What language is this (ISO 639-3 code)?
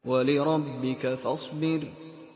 ara